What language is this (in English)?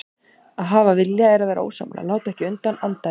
Icelandic